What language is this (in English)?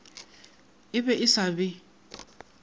Northern Sotho